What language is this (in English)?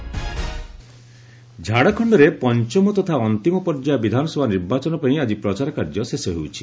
Odia